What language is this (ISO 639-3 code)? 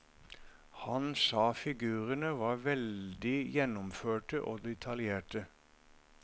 nor